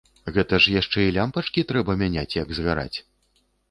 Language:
Belarusian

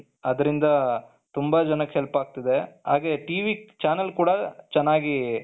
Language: Kannada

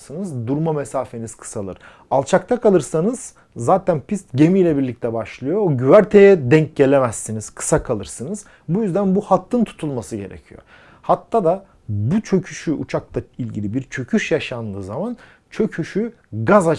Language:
Turkish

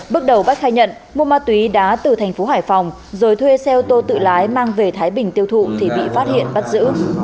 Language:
Vietnamese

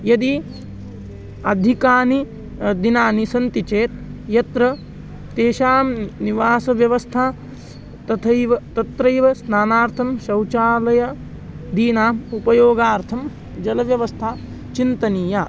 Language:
Sanskrit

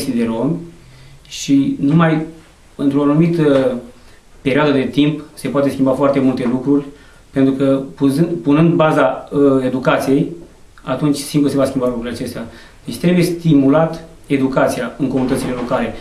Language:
Romanian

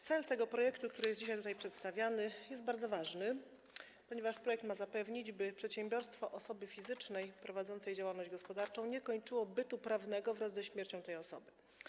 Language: Polish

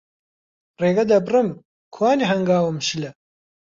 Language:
Central Kurdish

